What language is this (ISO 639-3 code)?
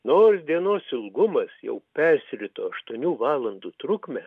lit